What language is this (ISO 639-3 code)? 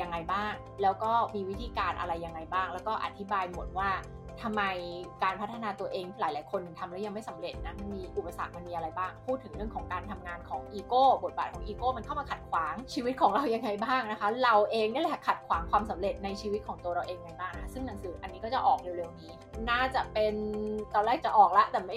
tha